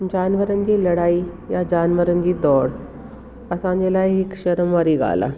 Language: Sindhi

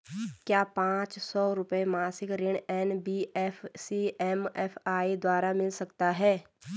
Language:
Hindi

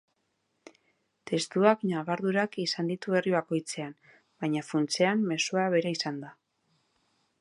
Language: Basque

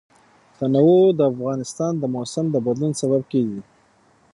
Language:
Pashto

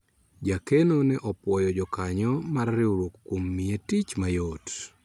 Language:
Luo (Kenya and Tanzania)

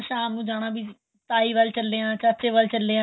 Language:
Punjabi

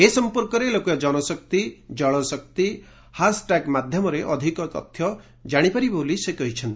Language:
Odia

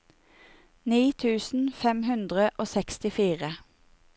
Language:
Norwegian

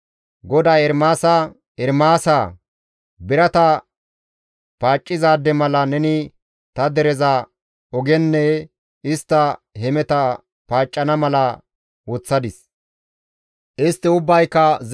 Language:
Gamo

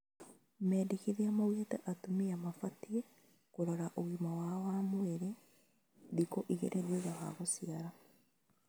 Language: Kikuyu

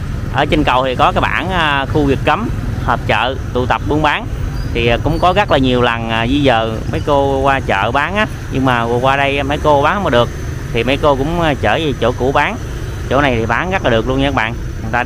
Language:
Vietnamese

